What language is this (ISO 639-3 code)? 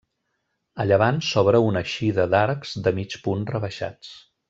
cat